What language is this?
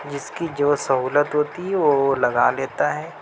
Urdu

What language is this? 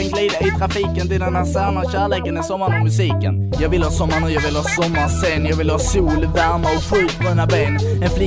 Swedish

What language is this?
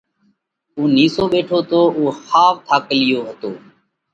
Parkari Koli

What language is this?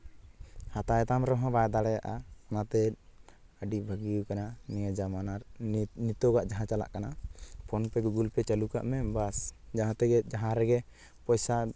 Santali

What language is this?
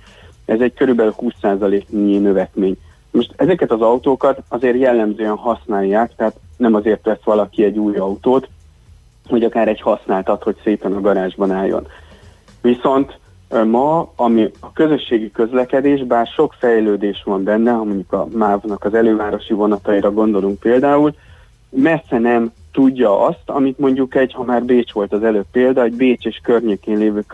Hungarian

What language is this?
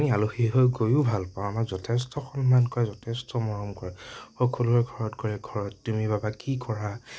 Assamese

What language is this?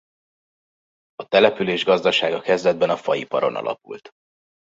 Hungarian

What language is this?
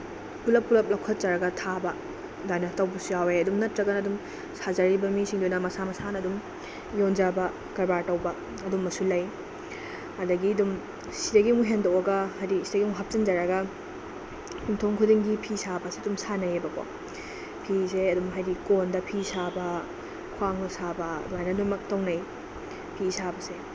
Manipuri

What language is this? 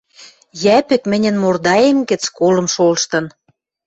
Western Mari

